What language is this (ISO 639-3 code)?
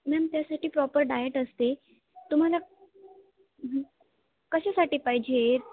mar